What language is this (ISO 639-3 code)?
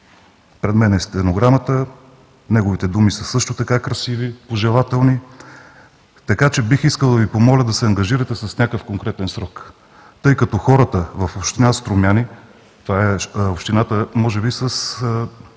bul